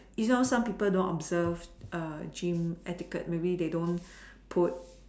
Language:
English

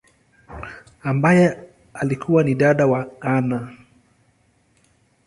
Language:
Swahili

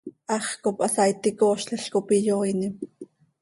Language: Seri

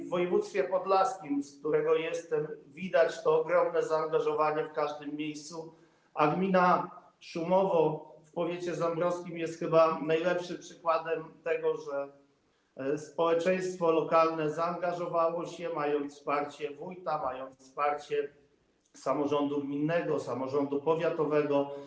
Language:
Polish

